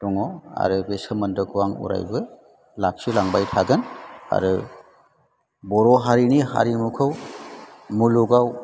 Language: Bodo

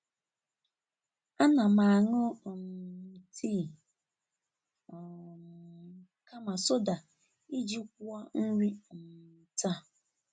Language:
Igbo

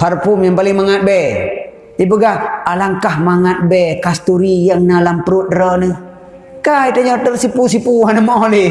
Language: Malay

